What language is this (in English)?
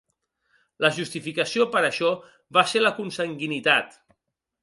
Catalan